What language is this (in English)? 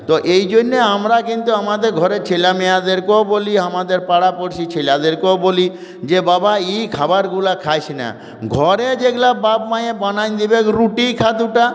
Bangla